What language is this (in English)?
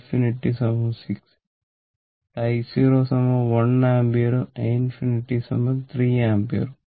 Malayalam